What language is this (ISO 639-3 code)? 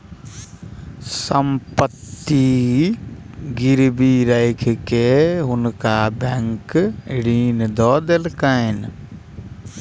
mai